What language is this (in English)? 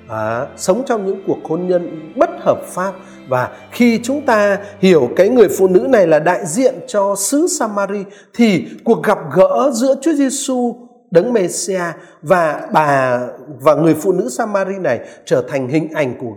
Vietnamese